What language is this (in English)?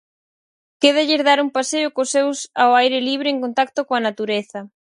Galician